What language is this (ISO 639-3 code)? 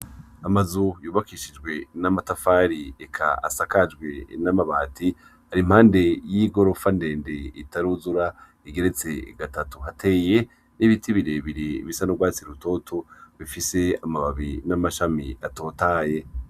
run